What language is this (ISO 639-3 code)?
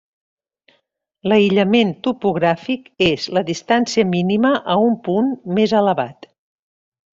cat